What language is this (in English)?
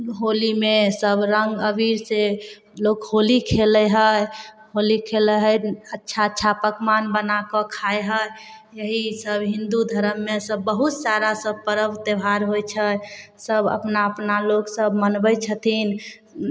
Maithili